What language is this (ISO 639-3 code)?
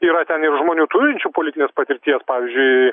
lit